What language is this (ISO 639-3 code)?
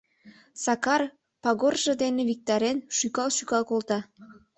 chm